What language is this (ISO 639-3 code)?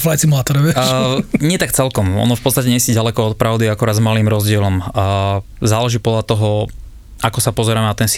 slk